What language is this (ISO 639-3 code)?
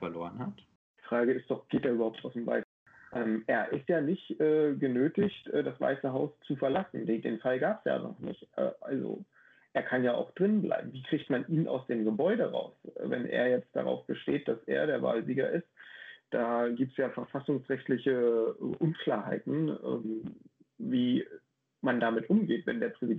deu